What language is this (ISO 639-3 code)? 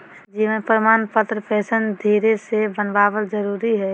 mag